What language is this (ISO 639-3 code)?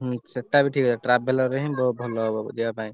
ori